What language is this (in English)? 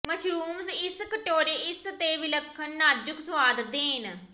Punjabi